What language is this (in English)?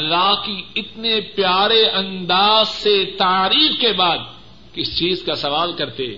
Urdu